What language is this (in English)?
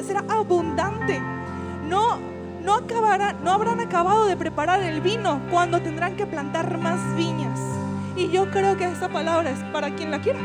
Spanish